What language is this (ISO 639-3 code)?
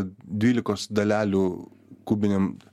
lit